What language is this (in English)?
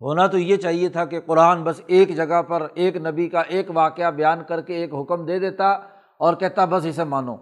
Urdu